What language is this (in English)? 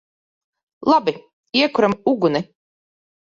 Latvian